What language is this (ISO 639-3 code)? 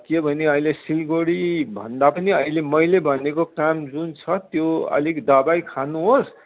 nep